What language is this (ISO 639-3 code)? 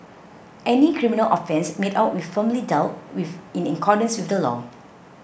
eng